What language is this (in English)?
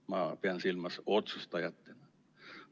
Estonian